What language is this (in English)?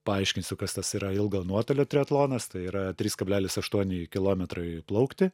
Lithuanian